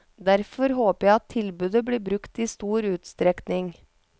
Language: Norwegian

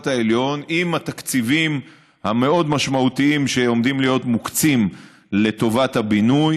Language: Hebrew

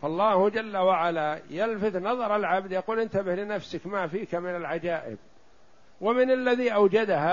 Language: Arabic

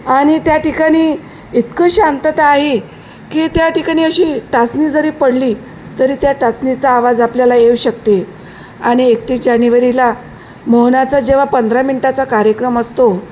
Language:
Marathi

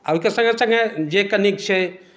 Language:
Maithili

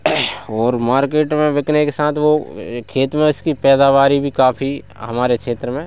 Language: Hindi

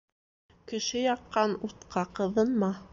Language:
Bashkir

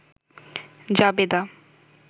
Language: Bangla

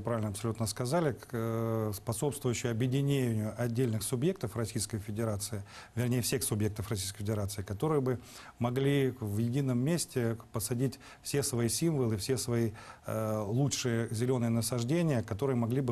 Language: Russian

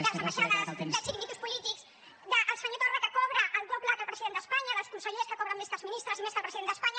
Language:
Catalan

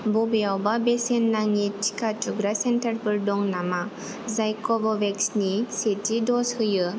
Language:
Bodo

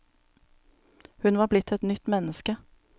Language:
Norwegian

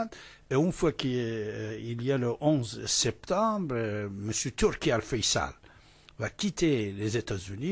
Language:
French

